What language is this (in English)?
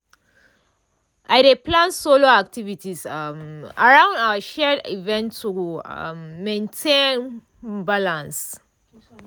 Nigerian Pidgin